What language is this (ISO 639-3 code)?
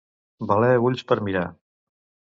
cat